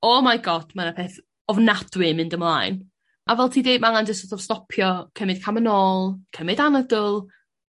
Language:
Welsh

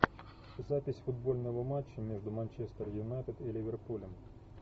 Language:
Russian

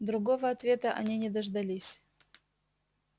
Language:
Russian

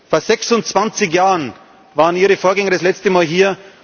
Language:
German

